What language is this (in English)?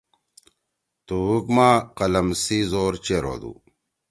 Torwali